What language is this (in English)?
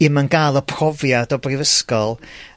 Welsh